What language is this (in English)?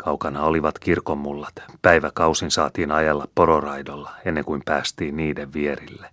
Finnish